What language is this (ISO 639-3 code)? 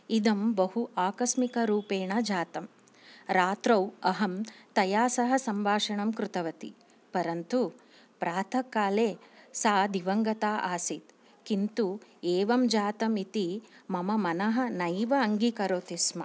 san